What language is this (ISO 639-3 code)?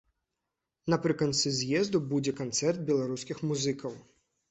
bel